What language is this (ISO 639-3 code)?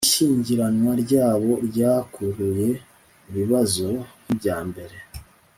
kin